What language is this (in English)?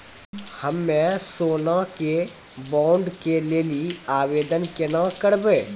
Maithili